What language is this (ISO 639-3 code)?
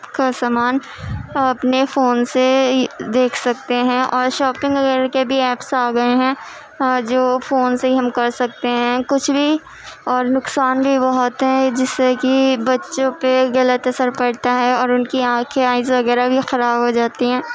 urd